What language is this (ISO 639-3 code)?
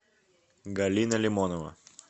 rus